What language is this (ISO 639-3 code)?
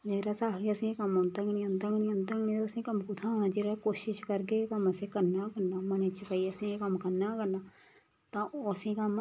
doi